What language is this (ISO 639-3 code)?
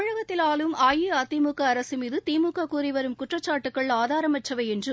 tam